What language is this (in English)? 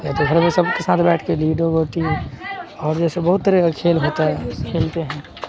Urdu